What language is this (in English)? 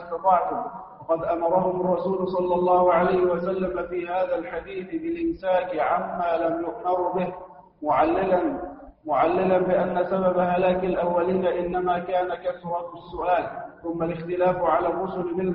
Arabic